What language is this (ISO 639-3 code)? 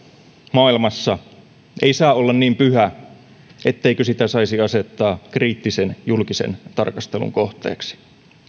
fin